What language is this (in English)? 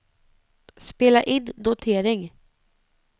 Swedish